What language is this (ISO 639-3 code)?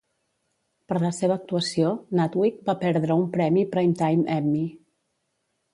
cat